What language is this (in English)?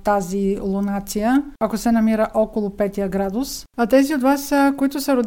Bulgarian